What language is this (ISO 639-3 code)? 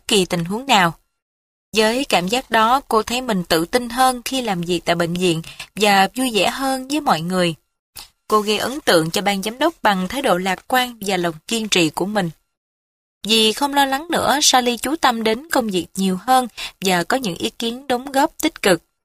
vie